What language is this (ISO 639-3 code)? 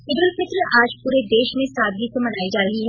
hin